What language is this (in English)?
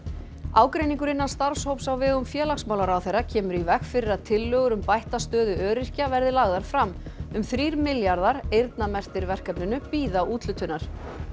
Icelandic